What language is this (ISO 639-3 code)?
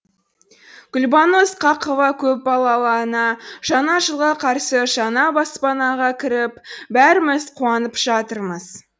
kaz